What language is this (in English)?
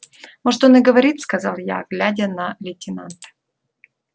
Russian